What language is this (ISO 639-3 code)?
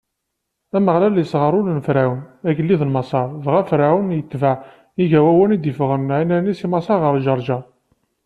kab